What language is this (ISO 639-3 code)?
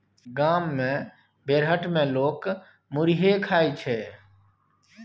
mai